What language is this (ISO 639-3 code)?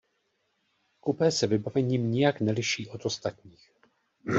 ces